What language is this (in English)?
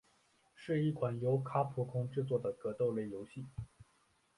Chinese